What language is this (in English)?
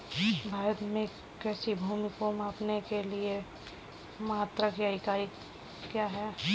Hindi